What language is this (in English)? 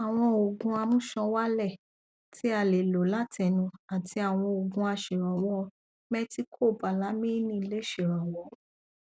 Yoruba